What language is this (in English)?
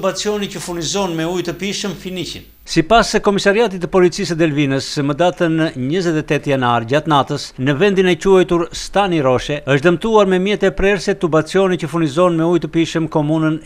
Greek